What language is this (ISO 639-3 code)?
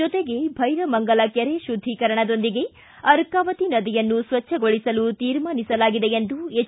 kan